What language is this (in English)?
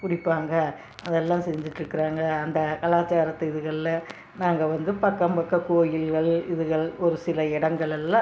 Tamil